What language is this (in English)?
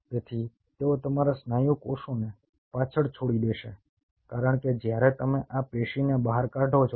Gujarati